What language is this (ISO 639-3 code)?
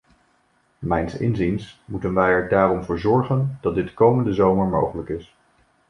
nld